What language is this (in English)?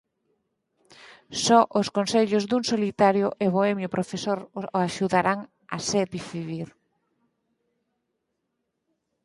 Galician